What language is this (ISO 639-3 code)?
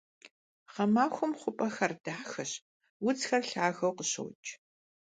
kbd